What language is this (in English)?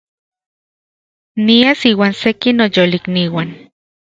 Central Puebla Nahuatl